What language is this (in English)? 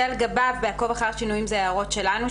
Hebrew